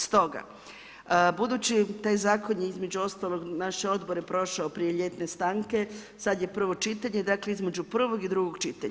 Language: Croatian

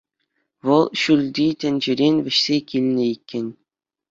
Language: Chuvash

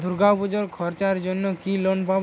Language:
Bangla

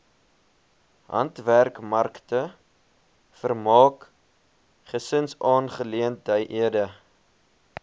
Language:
Afrikaans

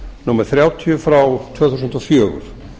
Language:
Icelandic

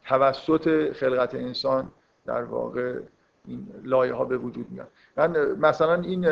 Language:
Persian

